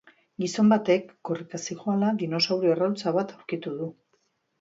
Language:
Basque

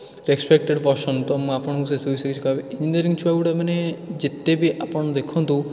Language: Odia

